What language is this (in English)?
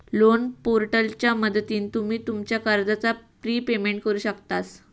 Marathi